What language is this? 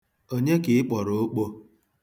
Igbo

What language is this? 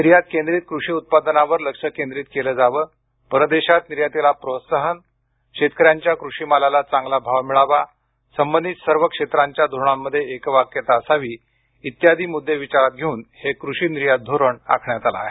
Marathi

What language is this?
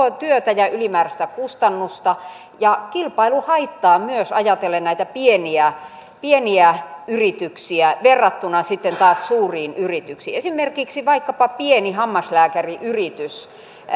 Finnish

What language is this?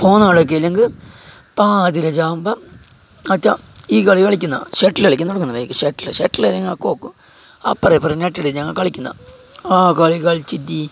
Malayalam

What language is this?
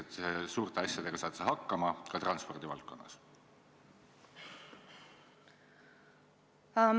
Estonian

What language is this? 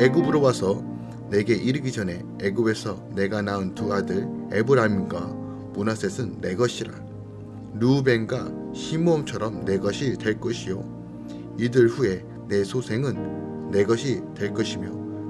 Korean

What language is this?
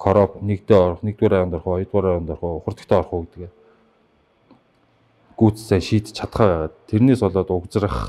Korean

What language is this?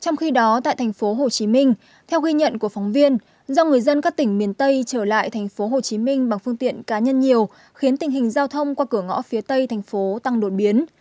Vietnamese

